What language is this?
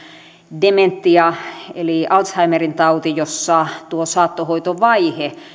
Finnish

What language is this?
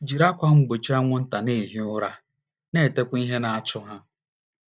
Igbo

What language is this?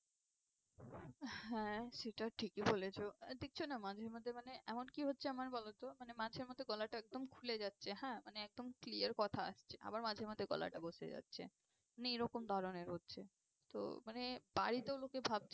Bangla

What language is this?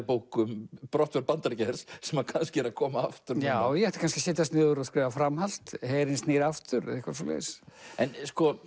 Icelandic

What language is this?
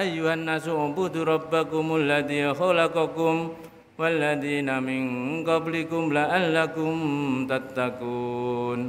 Indonesian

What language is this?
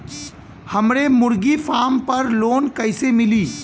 Bhojpuri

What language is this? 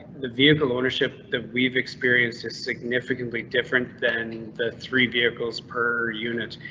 English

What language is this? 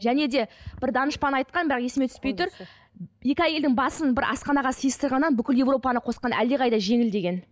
Kazakh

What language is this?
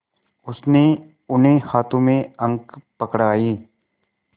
Hindi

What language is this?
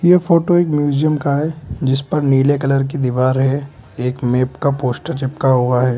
Hindi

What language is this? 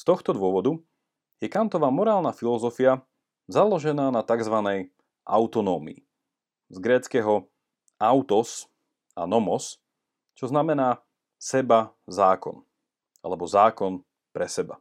Slovak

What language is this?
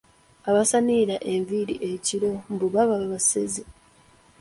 Ganda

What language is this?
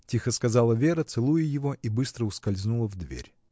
Russian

